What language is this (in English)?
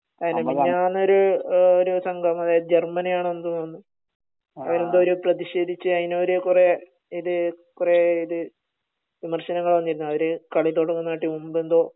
Malayalam